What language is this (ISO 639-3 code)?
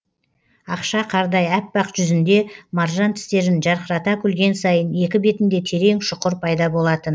kaz